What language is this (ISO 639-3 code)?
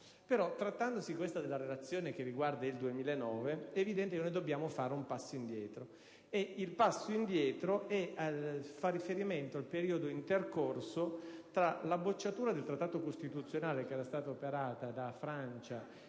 ita